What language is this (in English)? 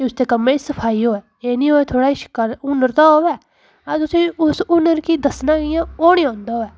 Dogri